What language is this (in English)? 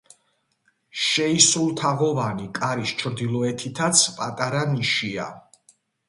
Georgian